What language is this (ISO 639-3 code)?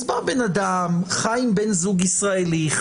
heb